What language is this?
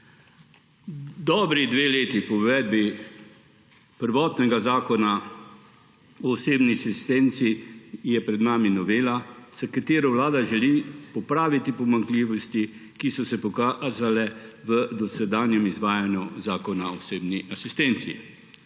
Slovenian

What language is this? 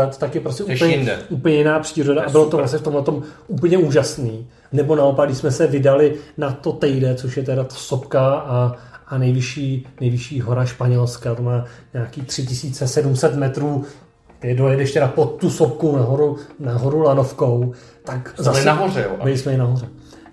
Czech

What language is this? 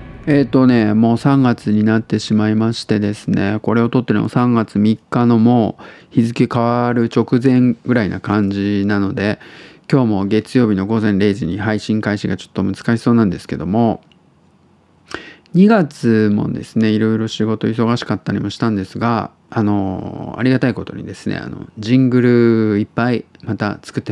Japanese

